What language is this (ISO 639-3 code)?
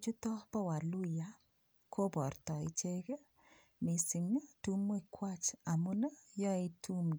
kln